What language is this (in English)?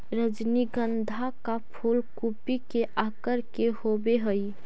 Magahi